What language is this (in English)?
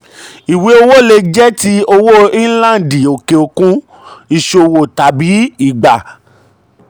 Yoruba